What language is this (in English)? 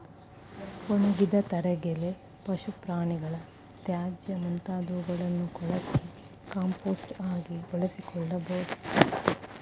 Kannada